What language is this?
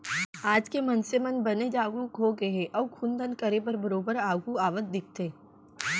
Chhattisgarhi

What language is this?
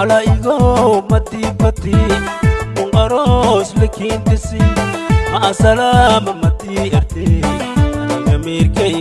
Somali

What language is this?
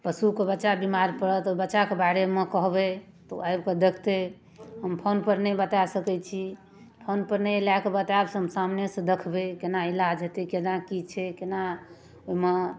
Maithili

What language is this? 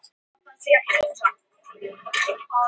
Icelandic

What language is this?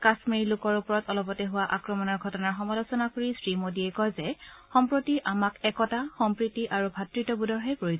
Assamese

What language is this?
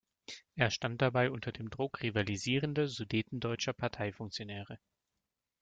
German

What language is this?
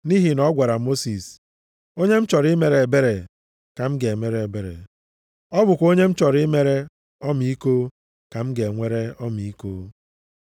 Igbo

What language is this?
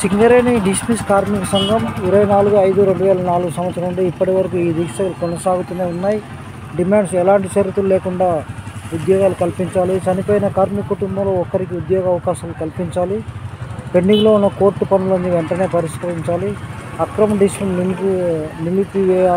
Hindi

